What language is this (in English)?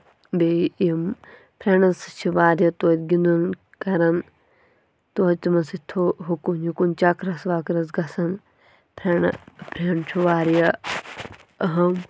Kashmiri